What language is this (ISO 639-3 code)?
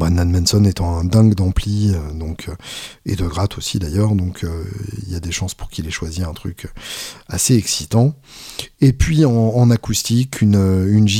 fra